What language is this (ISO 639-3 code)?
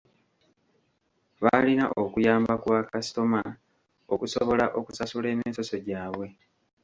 lug